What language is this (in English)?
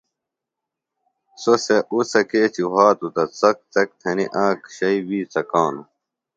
Phalura